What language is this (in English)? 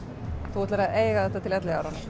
Icelandic